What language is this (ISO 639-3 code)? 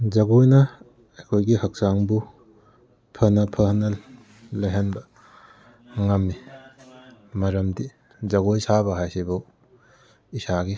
mni